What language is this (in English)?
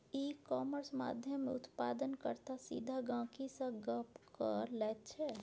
Maithili